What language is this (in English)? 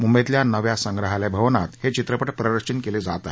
Marathi